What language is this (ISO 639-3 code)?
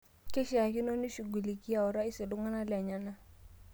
mas